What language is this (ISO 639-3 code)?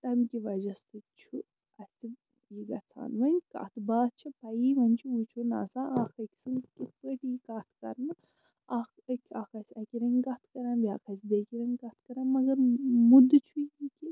kas